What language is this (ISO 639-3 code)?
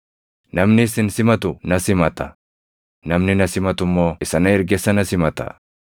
orm